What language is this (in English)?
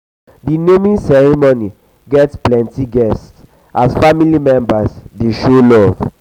Nigerian Pidgin